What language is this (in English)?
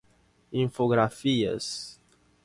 Spanish